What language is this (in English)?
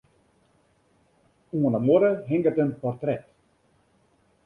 Western Frisian